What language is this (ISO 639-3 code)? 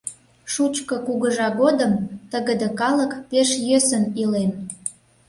chm